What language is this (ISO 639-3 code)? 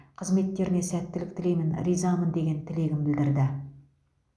kaz